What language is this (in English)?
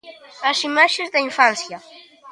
Galician